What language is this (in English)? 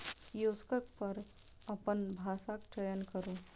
Maithili